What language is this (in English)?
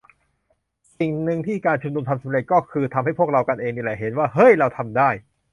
Thai